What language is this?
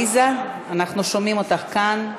Hebrew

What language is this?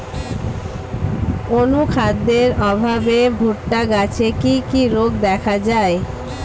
Bangla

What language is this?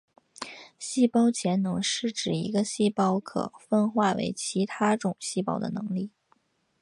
Chinese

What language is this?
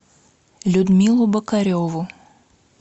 Russian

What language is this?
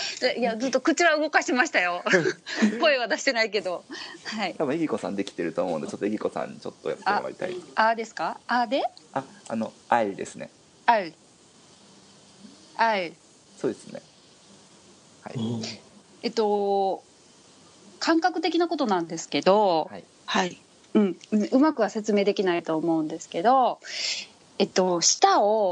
Japanese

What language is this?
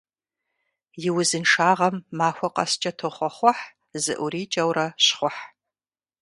Kabardian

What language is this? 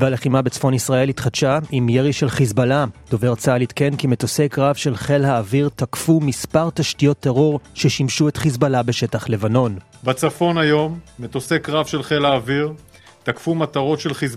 Hebrew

